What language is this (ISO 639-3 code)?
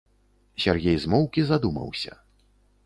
bel